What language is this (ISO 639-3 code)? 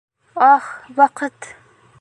bak